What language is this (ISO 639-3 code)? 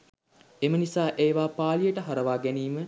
sin